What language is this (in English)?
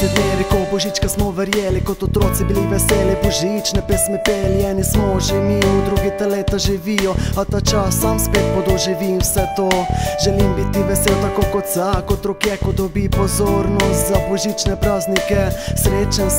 Romanian